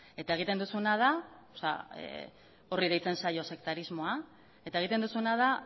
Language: Basque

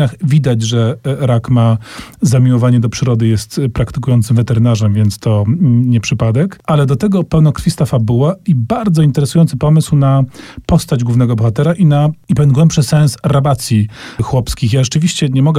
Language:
Polish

